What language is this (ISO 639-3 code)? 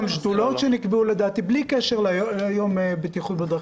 heb